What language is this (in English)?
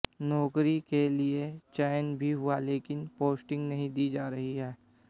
Hindi